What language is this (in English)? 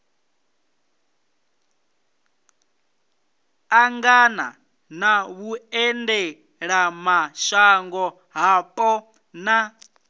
Venda